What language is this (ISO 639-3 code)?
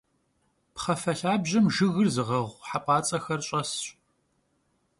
kbd